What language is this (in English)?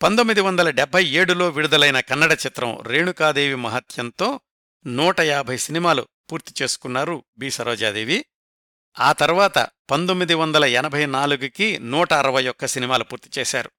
Telugu